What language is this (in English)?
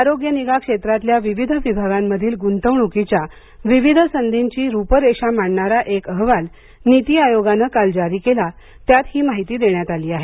Marathi